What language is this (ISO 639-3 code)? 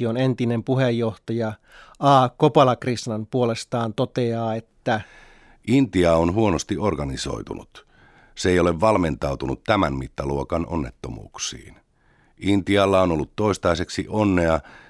fin